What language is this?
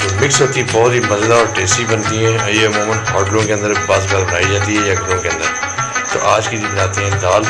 Urdu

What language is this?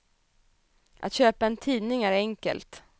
Swedish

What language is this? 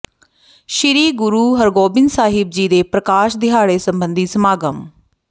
Punjabi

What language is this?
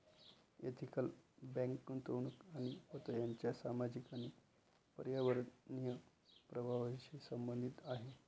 Marathi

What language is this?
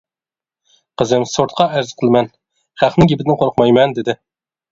Uyghur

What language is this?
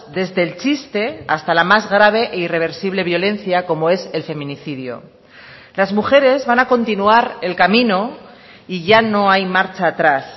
Spanish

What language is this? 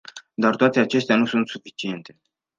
Romanian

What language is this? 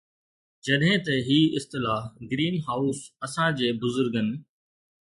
Sindhi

